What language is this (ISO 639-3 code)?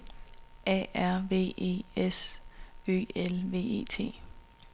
dan